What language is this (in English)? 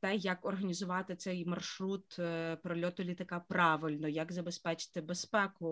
Ukrainian